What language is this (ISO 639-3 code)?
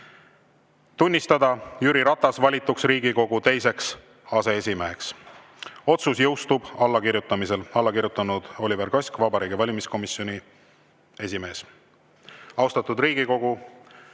est